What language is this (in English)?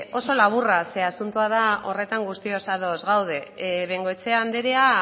Basque